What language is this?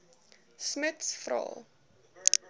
Afrikaans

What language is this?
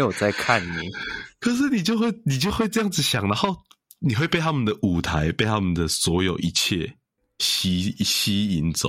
Chinese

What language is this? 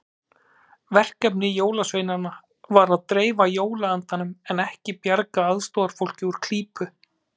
Icelandic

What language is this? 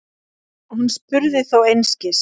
Icelandic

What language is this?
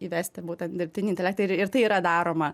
Lithuanian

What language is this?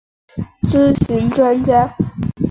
Chinese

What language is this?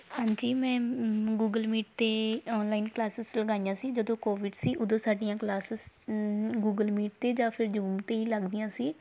Punjabi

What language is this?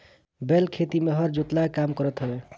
Bhojpuri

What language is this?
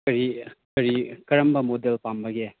Manipuri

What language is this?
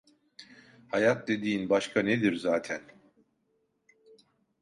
Turkish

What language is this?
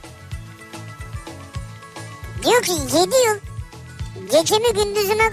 Turkish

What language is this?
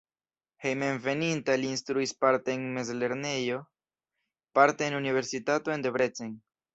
Esperanto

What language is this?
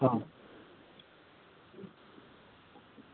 Gujarati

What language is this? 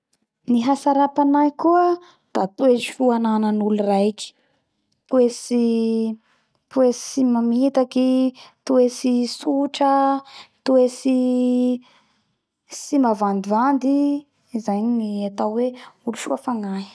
Bara Malagasy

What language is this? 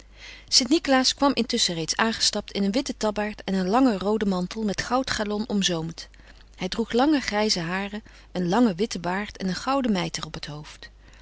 Dutch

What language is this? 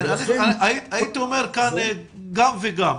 Hebrew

